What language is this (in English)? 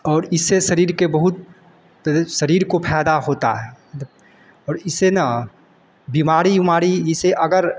Hindi